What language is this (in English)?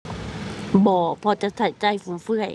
Thai